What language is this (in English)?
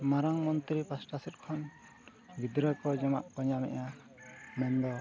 Santali